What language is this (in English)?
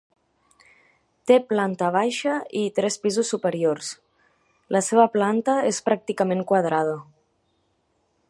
Catalan